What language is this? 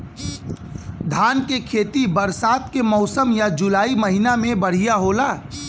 Bhojpuri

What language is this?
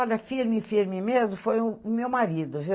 Portuguese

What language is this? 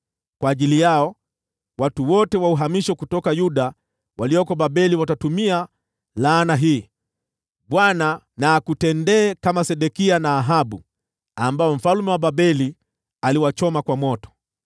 Swahili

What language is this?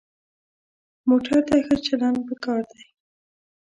Pashto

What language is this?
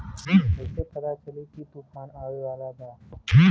Bhojpuri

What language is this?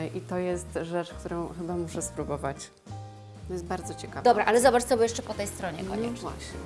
Polish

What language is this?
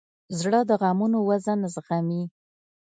Pashto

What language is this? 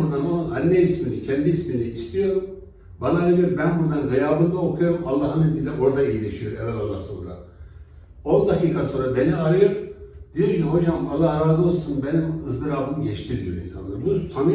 Turkish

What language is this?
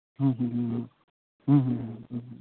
Santali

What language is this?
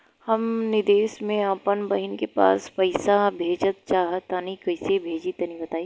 Bhojpuri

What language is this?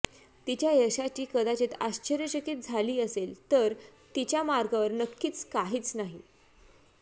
Marathi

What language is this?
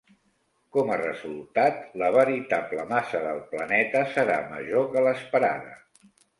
Catalan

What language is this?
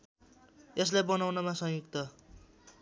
Nepali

